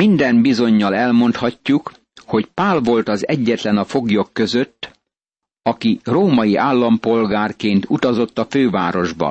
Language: Hungarian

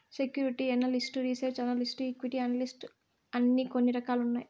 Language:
Telugu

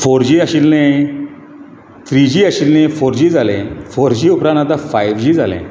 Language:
Konkani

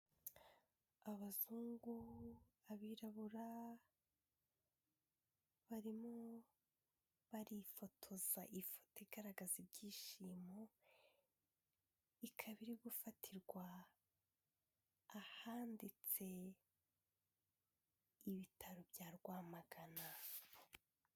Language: Kinyarwanda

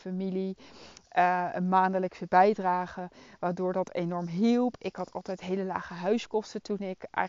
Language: Dutch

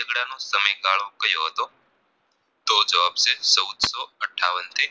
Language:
Gujarati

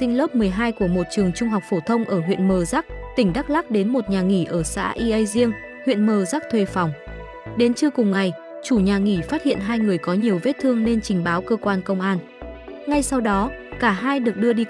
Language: Vietnamese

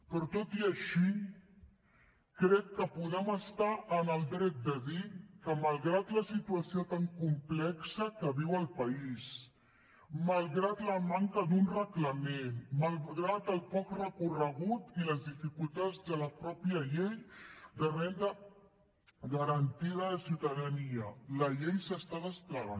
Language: Catalan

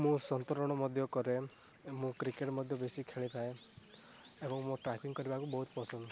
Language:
Odia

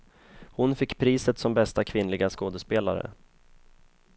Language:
Swedish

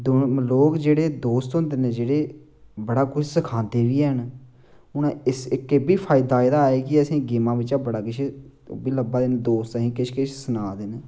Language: Dogri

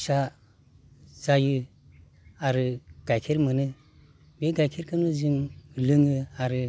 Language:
Bodo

